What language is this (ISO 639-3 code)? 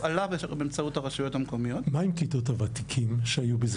heb